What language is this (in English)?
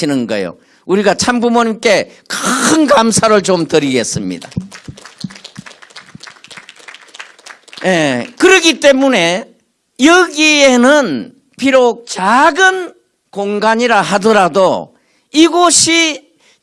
Korean